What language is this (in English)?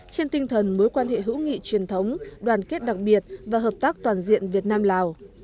Vietnamese